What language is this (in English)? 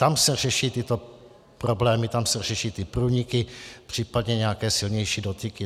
Czech